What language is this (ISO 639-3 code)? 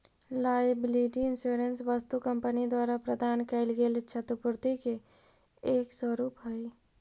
mag